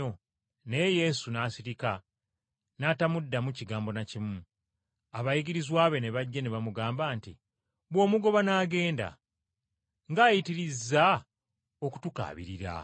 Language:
Ganda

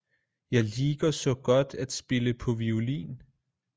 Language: Danish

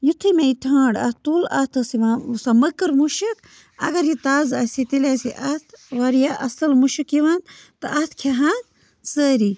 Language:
Kashmiri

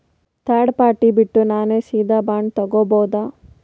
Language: Kannada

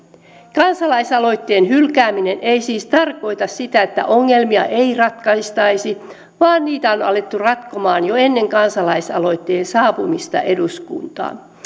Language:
Finnish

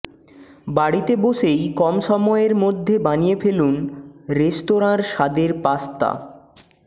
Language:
Bangla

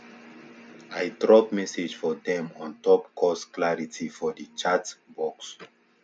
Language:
Nigerian Pidgin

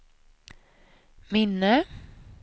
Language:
Swedish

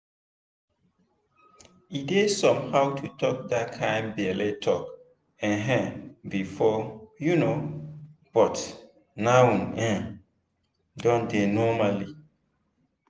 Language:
Nigerian Pidgin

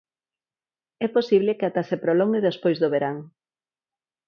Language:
Galician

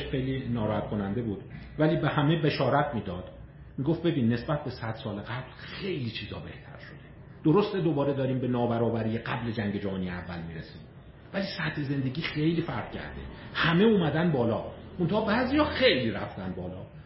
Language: Persian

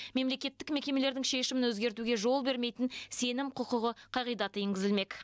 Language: Kazakh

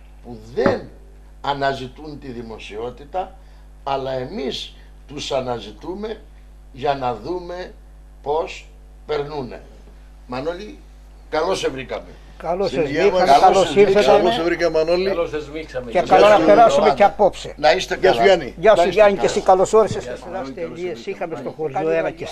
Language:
Greek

